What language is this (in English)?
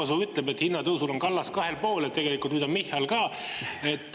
Estonian